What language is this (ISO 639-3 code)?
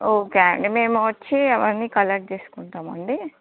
tel